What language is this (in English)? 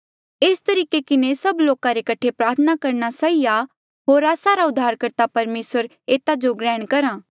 Mandeali